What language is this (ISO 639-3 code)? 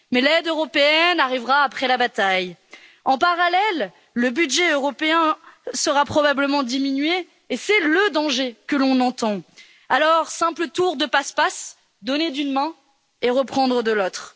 fra